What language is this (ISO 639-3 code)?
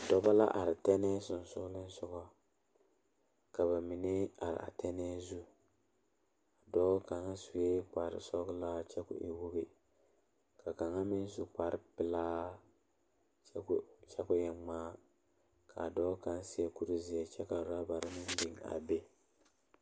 dga